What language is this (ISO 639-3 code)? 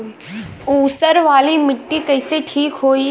bho